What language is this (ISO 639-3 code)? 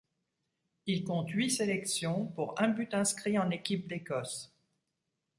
fra